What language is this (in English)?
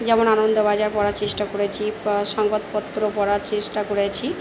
Bangla